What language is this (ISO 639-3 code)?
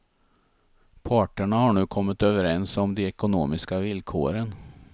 swe